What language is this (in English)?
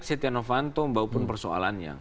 Indonesian